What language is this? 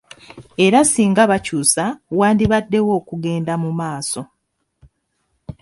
Ganda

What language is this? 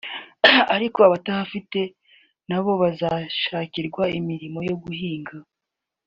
Kinyarwanda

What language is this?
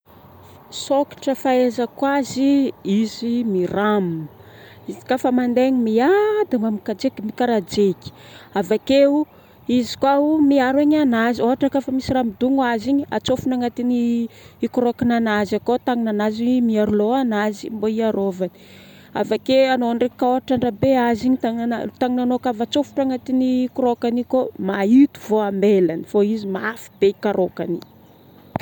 Northern Betsimisaraka Malagasy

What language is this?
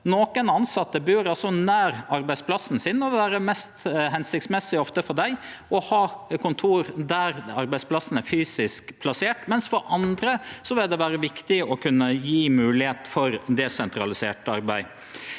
Norwegian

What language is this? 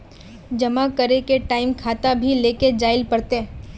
Magahi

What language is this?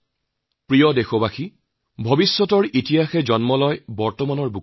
Assamese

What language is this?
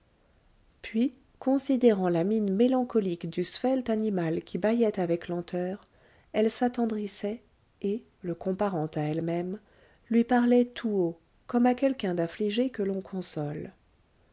French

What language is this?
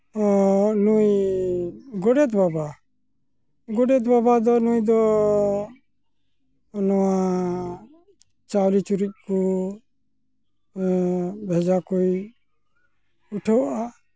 Santali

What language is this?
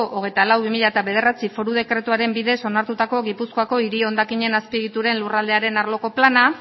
Basque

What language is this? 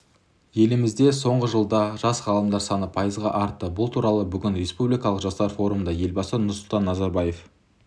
Kazakh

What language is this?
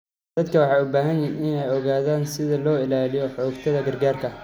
Somali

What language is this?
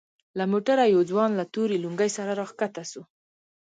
Pashto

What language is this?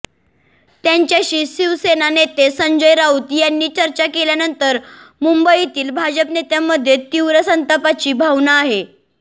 Marathi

